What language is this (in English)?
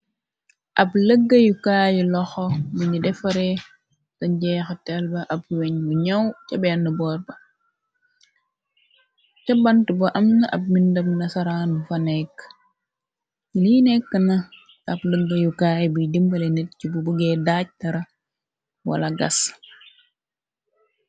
Wolof